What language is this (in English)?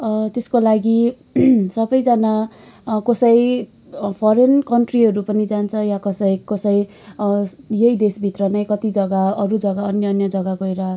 Nepali